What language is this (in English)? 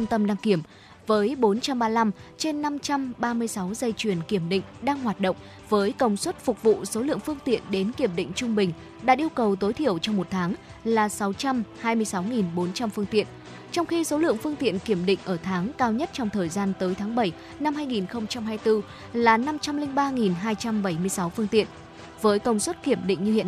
Vietnamese